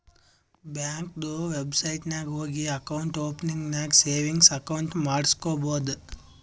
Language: Kannada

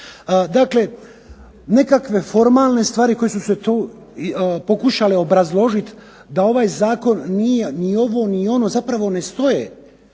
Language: Croatian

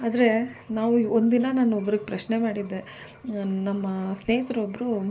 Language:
Kannada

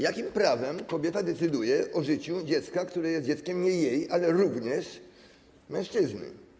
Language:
Polish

